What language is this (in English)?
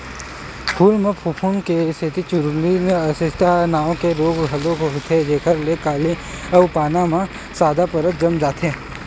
Chhattisgarhi